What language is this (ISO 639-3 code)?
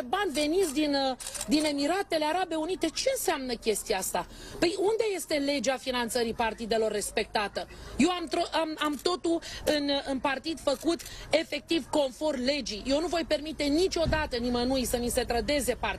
ron